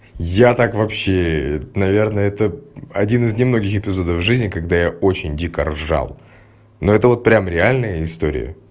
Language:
Russian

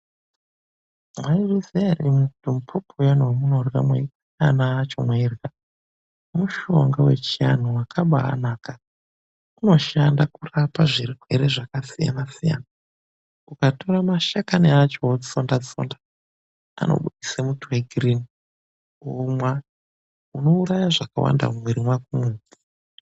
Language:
Ndau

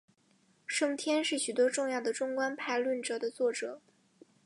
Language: Chinese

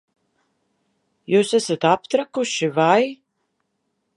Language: Latvian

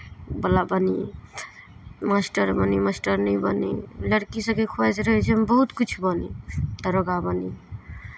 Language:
Maithili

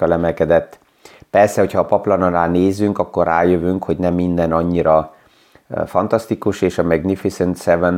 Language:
Hungarian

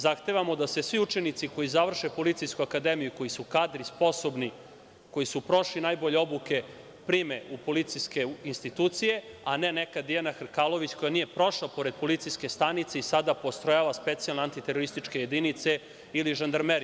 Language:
Serbian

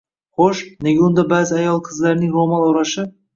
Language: Uzbek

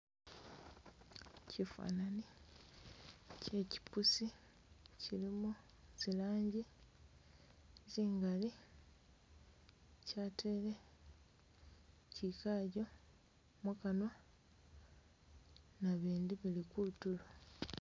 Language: Masaaba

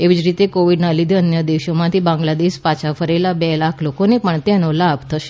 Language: Gujarati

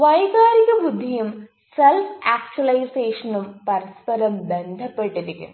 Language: Malayalam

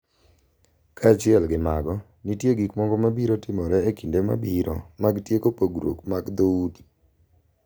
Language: Luo (Kenya and Tanzania)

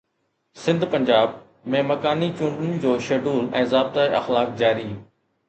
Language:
Sindhi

